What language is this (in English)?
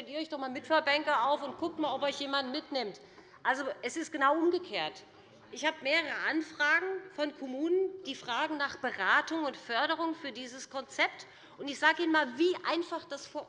German